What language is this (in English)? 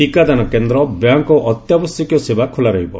Odia